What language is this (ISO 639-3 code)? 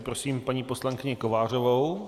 ces